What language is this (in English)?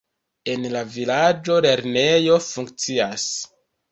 Esperanto